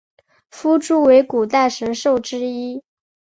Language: Chinese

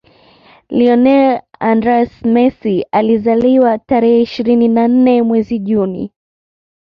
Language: Swahili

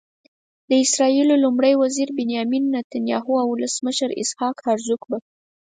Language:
Pashto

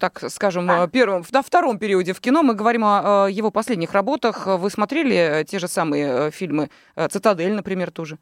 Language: Russian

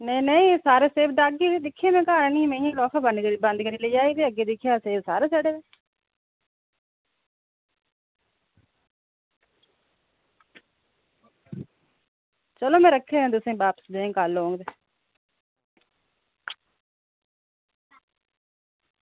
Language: Dogri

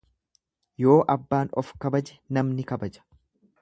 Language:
Oromo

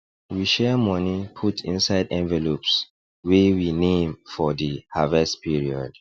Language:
Nigerian Pidgin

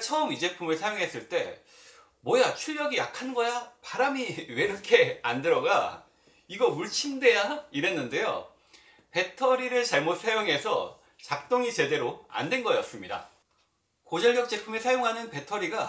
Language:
Korean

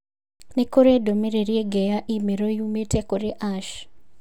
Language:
Kikuyu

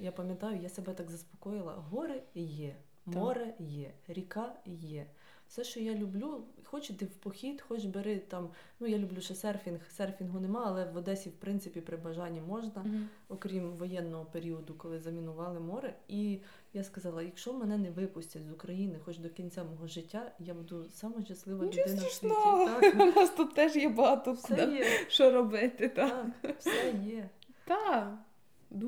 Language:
Ukrainian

